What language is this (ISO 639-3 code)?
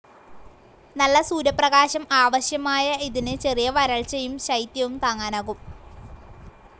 mal